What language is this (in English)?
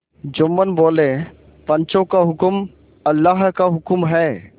Hindi